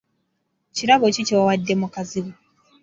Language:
Ganda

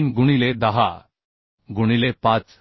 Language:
Marathi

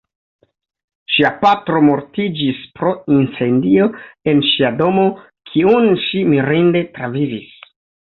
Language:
Esperanto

